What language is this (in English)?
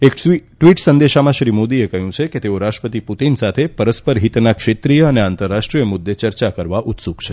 Gujarati